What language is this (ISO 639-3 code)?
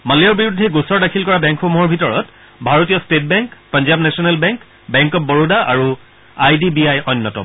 asm